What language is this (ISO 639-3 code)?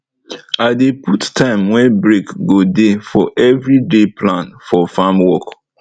pcm